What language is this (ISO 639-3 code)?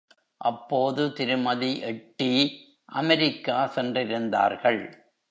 tam